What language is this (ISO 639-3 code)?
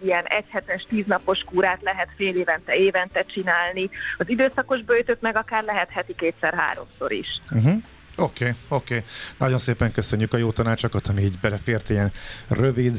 hun